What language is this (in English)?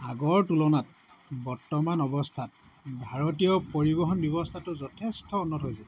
Assamese